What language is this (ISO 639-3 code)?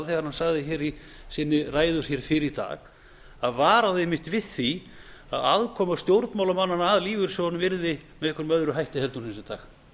isl